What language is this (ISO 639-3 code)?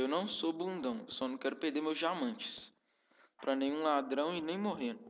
por